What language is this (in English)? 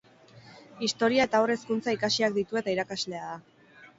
Basque